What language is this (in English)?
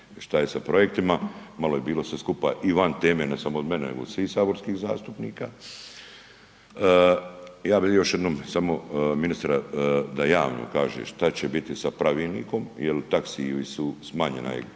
Croatian